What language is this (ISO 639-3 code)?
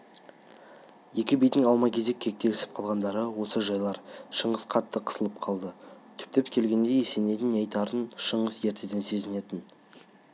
kaz